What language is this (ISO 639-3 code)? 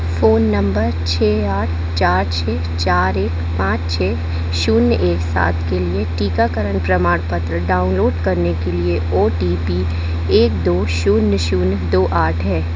hin